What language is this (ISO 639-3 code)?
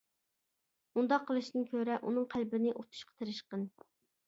uig